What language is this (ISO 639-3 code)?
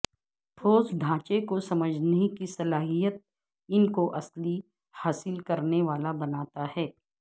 urd